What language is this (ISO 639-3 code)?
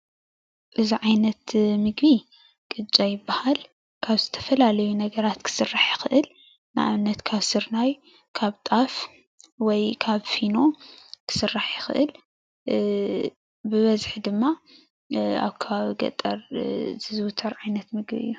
tir